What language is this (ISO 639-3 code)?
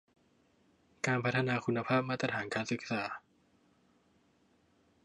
tha